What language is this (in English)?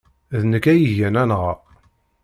Kabyle